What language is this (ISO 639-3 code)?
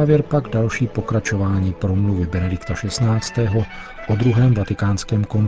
ces